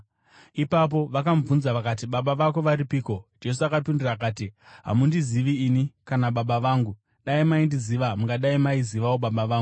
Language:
Shona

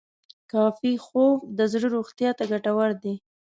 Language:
Pashto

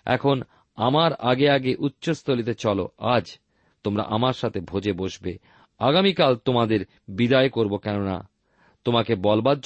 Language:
Bangla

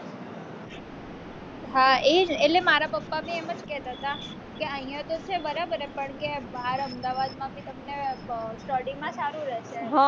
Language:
Gujarati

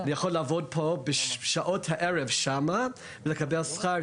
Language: Hebrew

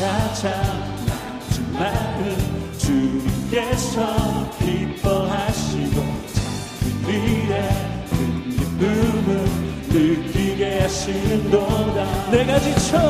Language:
Korean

